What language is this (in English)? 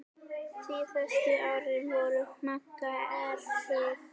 Icelandic